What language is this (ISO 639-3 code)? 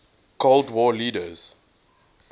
eng